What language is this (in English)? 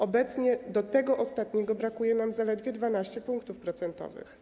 Polish